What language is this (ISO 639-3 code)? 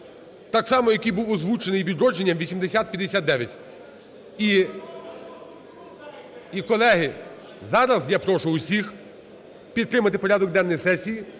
ukr